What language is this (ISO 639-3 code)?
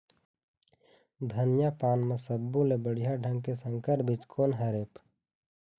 hne